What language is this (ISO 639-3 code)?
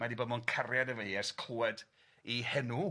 cym